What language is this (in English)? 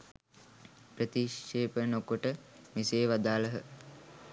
Sinhala